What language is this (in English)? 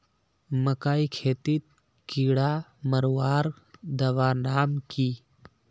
Magahi